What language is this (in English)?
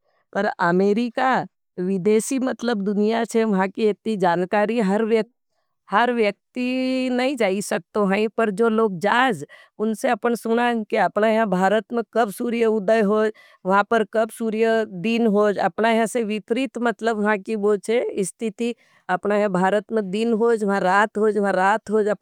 Nimadi